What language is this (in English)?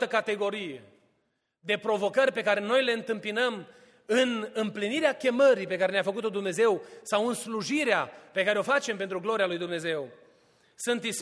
Romanian